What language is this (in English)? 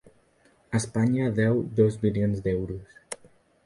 Catalan